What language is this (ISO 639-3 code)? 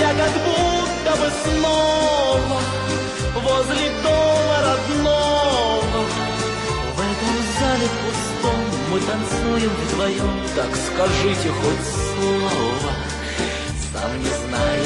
rus